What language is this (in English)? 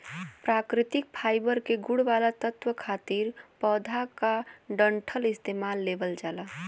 Bhojpuri